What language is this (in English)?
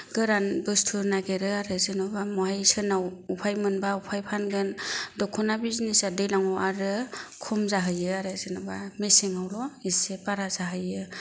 Bodo